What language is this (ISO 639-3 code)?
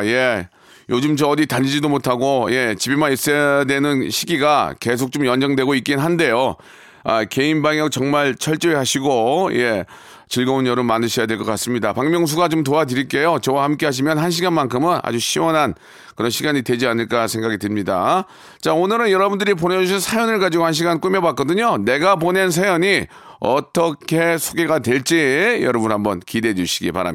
kor